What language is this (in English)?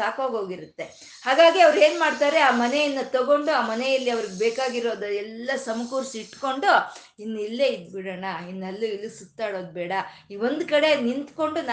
Kannada